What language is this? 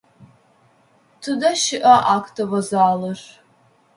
Adyghe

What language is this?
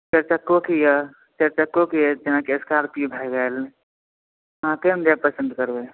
Maithili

